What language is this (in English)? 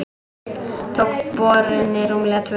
Icelandic